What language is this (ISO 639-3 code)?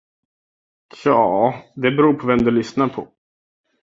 swe